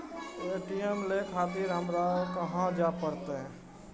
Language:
Maithili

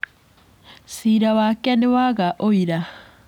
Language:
Kikuyu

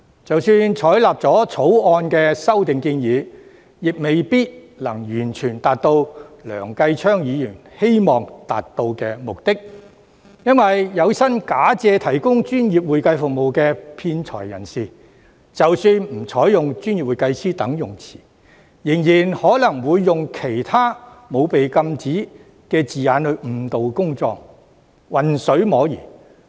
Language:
Cantonese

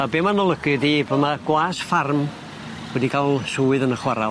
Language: Welsh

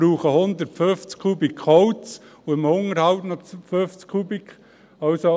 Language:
Swiss German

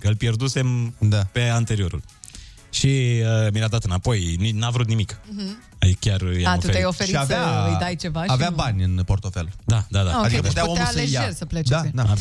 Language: Romanian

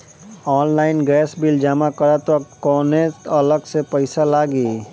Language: Bhojpuri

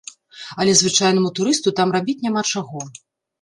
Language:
Belarusian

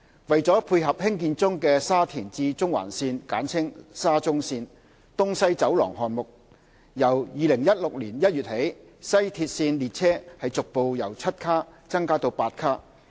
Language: Cantonese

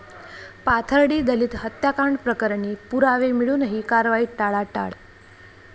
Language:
Marathi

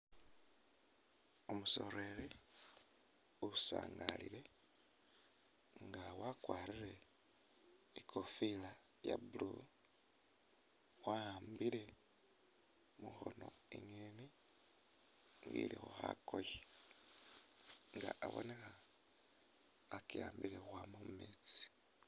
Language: Masaaba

